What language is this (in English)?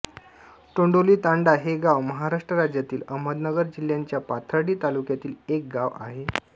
Marathi